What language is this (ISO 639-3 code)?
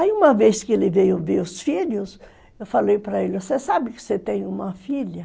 por